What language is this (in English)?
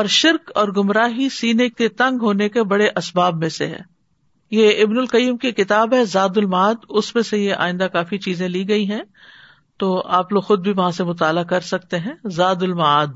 Urdu